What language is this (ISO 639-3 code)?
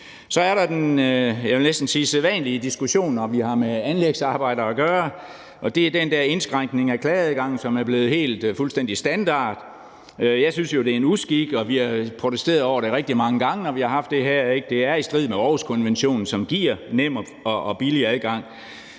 dan